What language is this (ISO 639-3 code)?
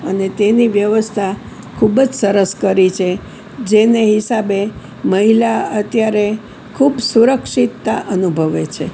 guj